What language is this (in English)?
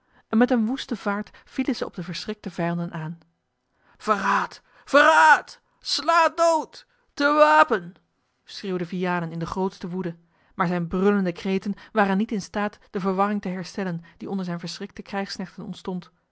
Dutch